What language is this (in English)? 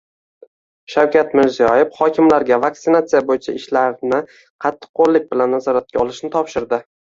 Uzbek